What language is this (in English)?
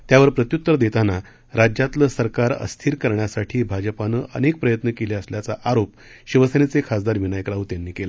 Marathi